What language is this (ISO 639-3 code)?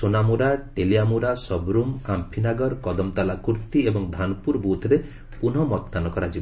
ori